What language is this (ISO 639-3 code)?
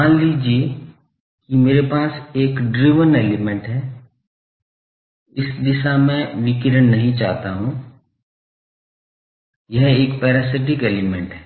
hin